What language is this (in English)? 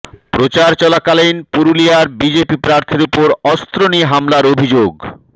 Bangla